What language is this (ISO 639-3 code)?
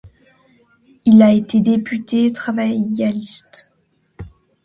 fra